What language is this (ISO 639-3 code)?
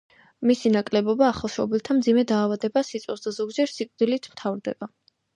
kat